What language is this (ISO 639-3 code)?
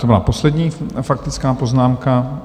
ces